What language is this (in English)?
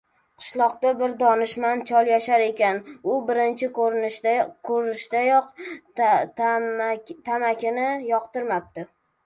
Uzbek